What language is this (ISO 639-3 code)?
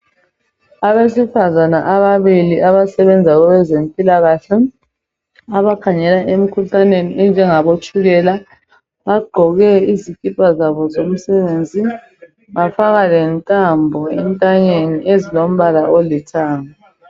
nde